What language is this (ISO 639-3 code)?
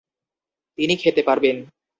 ben